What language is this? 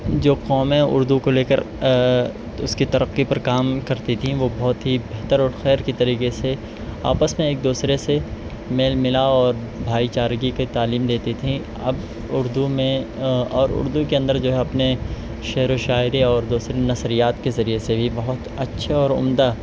Urdu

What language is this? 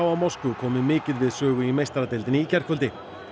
Icelandic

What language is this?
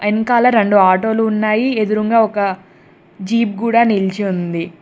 Telugu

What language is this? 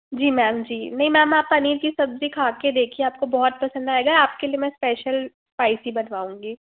Hindi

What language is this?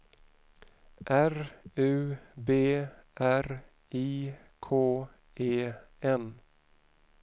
Swedish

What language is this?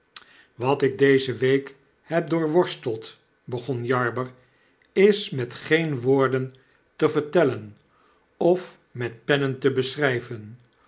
Dutch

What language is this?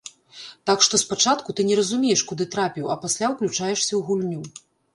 Belarusian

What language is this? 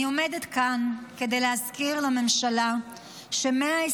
Hebrew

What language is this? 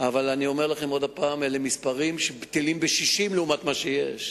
Hebrew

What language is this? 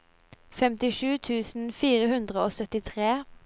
Norwegian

